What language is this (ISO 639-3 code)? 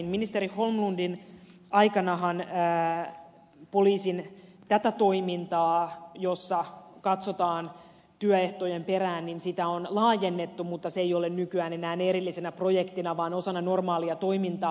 fin